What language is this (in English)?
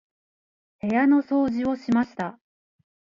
Japanese